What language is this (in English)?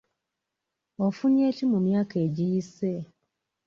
Ganda